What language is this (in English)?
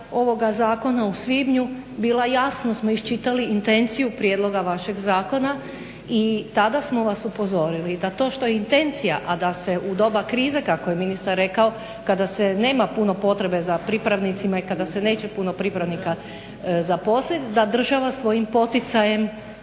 Croatian